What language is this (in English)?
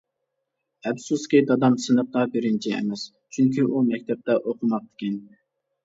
Uyghur